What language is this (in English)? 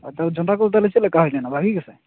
Santali